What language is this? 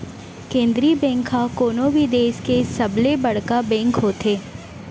Chhattisgarhi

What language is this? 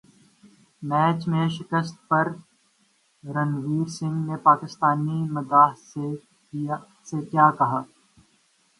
Urdu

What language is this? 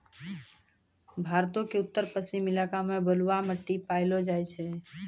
Maithili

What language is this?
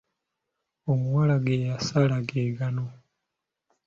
Ganda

